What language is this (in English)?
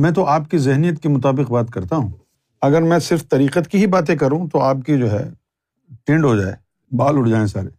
Urdu